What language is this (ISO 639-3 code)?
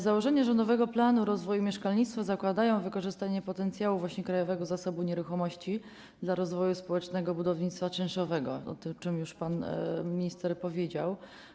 pol